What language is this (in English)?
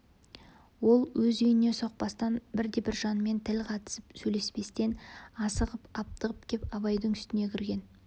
Kazakh